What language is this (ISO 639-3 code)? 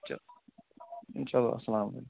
kas